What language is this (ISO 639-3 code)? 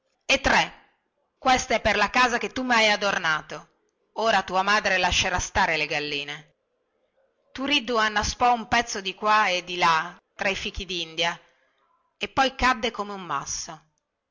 ita